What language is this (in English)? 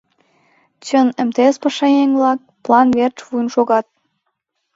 Mari